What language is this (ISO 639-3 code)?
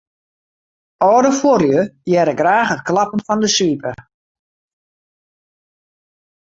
fry